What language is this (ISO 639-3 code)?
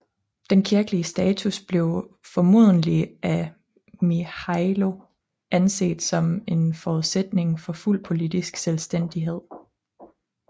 dan